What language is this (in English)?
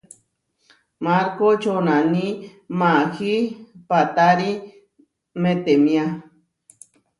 Huarijio